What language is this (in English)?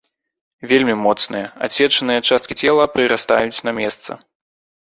Belarusian